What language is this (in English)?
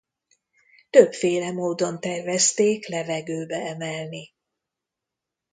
Hungarian